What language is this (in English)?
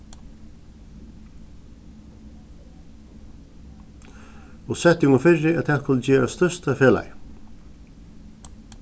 Faroese